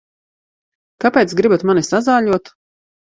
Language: Latvian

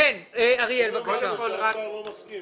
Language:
Hebrew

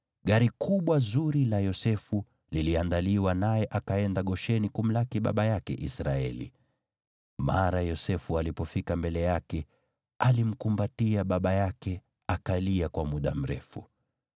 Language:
Swahili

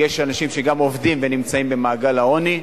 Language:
Hebrew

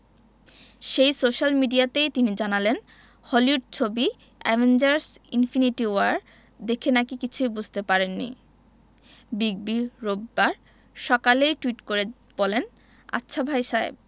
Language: Bangla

